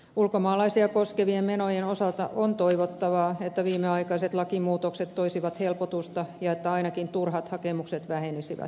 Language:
Finnish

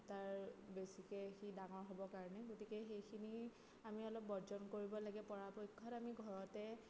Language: Assamese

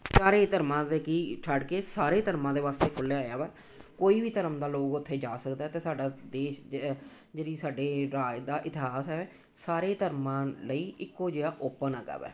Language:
Punjabi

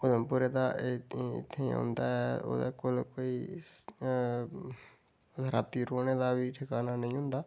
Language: Dogri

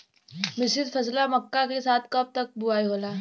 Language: Bhojpuri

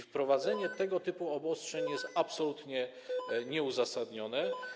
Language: Polish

